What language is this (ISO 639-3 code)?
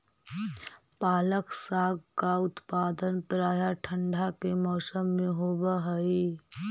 mag